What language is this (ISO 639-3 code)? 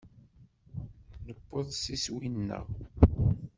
kab